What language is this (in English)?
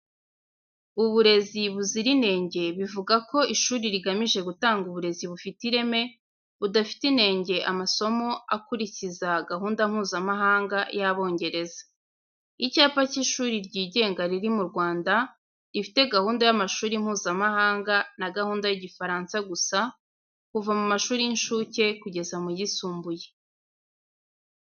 Kinyarwanda